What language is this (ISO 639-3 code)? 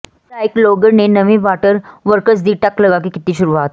pan